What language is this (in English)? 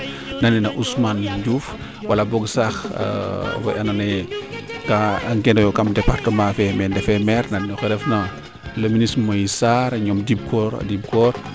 Serer